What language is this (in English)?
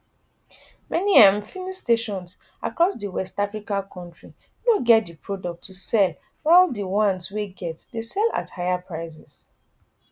Nigerian Pidgin